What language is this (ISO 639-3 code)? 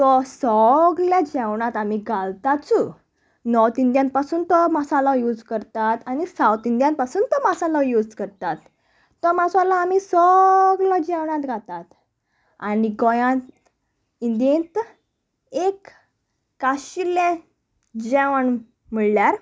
kok